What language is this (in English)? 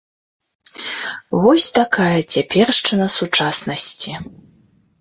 Belarusian